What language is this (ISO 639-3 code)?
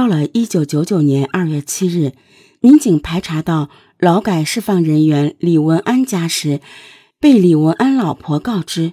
zho